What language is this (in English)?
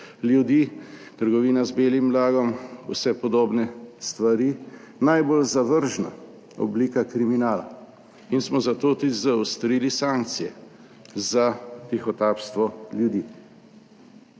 Slovenian